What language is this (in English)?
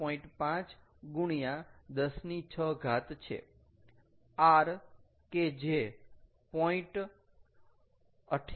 Gujarati